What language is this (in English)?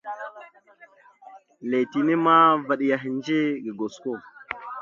Mada (Cameroon)